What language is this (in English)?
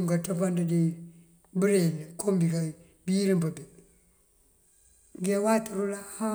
Mandjak